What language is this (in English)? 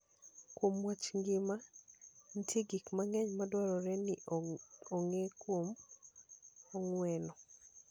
Luo (Kenya and Tanzania)